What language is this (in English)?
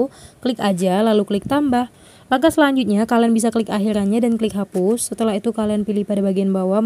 Indonesian